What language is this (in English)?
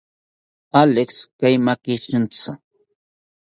South Ucayali Ashéninka